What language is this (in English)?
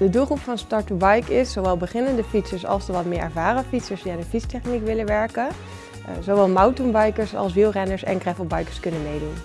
Dutch